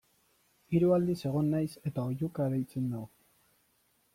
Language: Basque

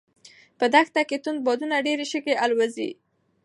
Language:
Pashto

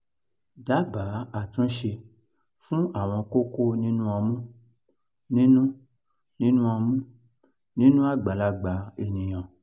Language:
Yoruba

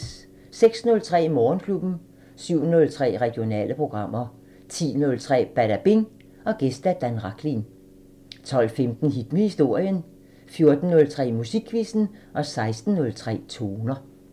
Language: Danish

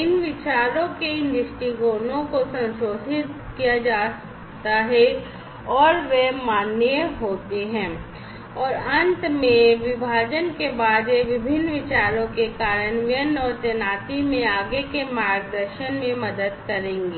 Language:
Hindi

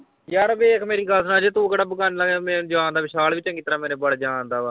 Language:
Punjabi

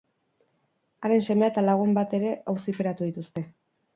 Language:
Basque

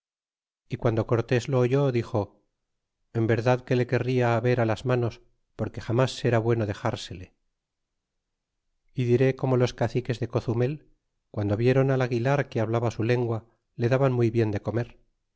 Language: Spanish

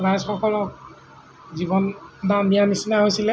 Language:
Assamese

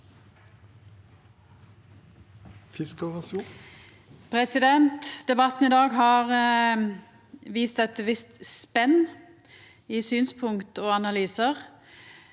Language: Norwegian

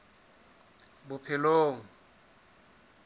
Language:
Southern Sotho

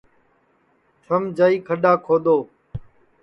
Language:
Sansi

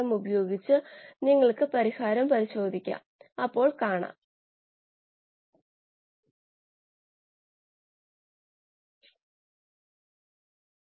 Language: Malayalam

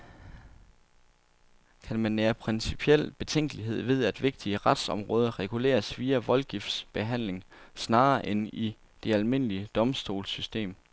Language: Danish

